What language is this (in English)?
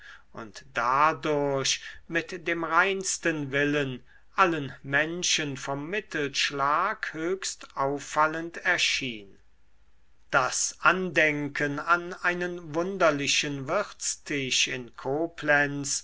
German